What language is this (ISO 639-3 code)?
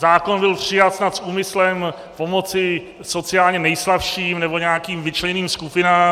ces